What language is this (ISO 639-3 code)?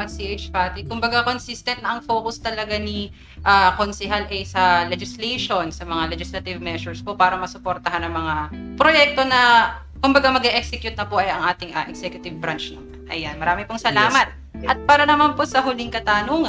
fil